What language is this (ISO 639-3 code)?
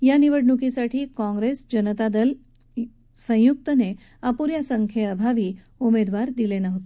mar